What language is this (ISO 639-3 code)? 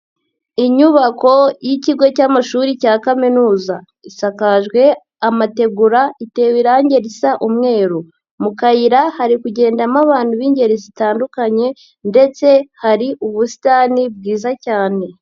kin